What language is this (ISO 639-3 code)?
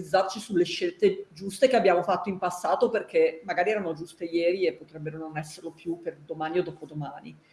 ita